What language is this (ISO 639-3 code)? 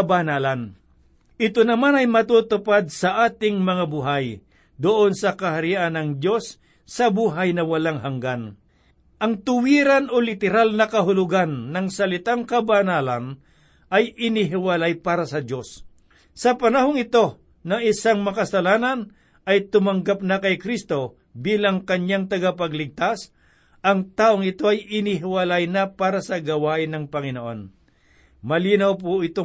fil